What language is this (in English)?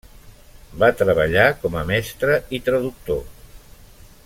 Catalan